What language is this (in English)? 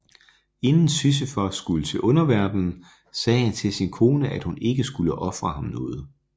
Danish